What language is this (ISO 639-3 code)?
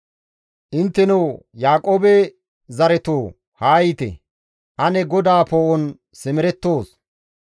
gmv